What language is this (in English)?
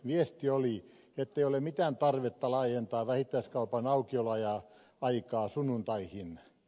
Finnish